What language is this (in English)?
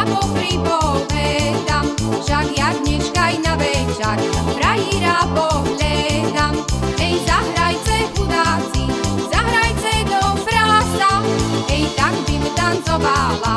Slovak